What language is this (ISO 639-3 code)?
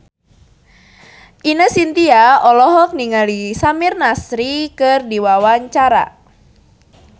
sun